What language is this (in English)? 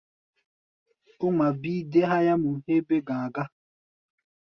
Gbaya